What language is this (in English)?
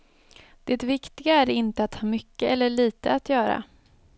Swedish